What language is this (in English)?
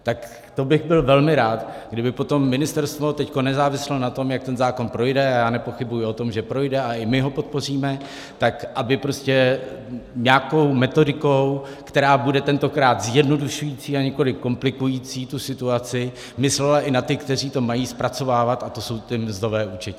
Czech